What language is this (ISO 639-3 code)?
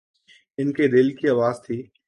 urd